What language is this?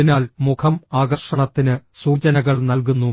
Malayalam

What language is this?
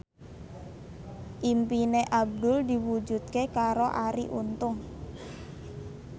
Javanese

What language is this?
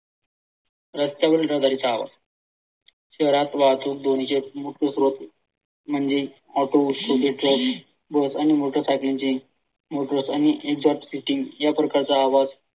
Marathi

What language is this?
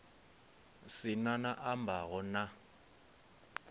Venda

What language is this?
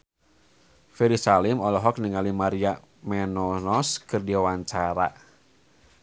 Sundanese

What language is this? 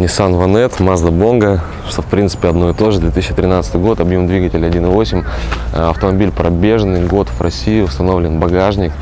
Russian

